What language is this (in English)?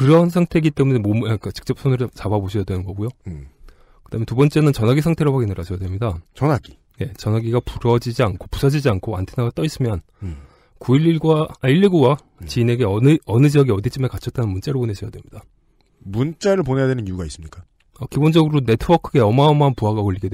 Korean